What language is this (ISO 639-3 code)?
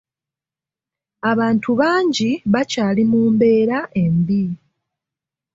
lug